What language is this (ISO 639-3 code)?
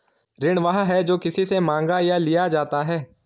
hin